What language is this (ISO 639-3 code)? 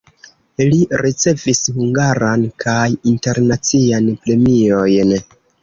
epo